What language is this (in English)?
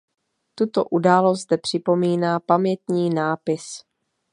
Czech